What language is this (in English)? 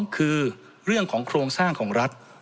Thai